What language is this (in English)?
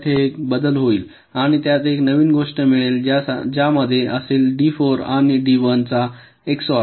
Marathi